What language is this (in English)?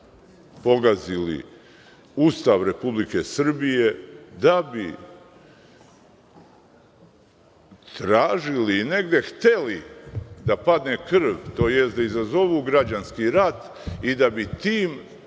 Serbian